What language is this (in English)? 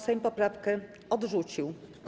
Polish